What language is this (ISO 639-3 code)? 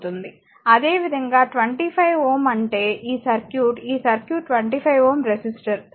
tel